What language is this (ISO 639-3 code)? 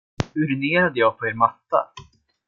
swe